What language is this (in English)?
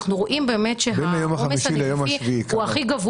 Hebrew